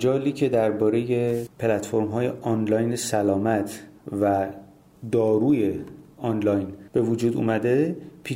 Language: Persian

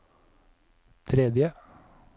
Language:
Norwegian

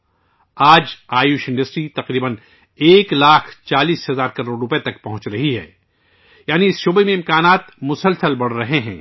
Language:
Urdu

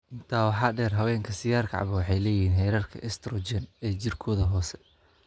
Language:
Somali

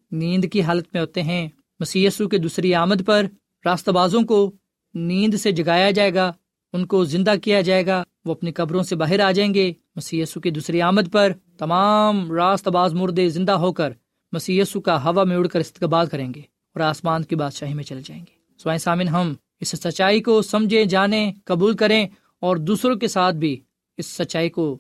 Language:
Urdu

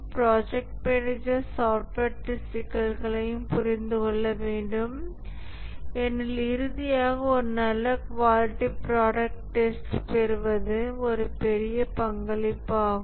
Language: Tamil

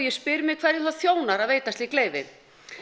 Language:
Icelandic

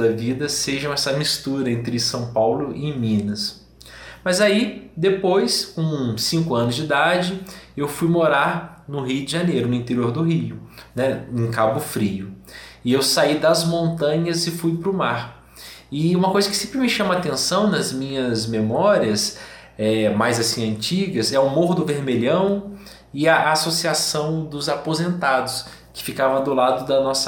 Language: Portuguese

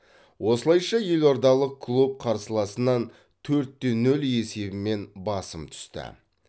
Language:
Kazakh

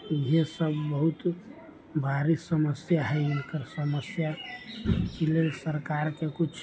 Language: Maithili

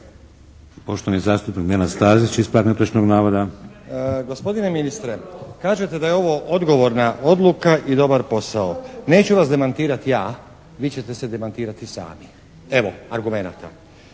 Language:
Croatian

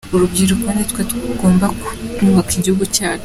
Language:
Kinyarwanda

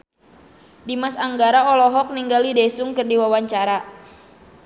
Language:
Sundanese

